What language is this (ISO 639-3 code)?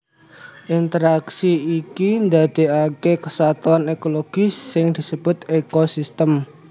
jav